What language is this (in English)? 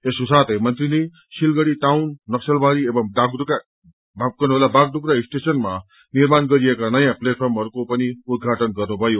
Nepali